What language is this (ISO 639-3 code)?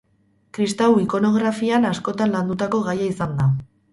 eus